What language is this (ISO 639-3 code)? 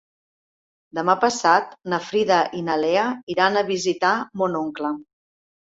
cat